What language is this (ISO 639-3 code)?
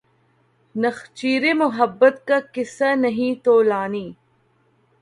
urd